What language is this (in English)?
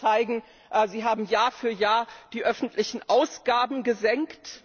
German